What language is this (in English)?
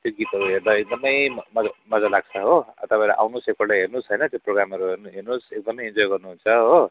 Nepali